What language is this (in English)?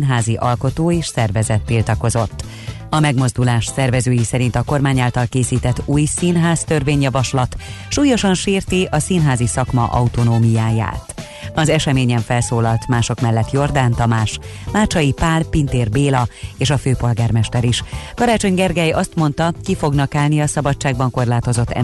Hungarian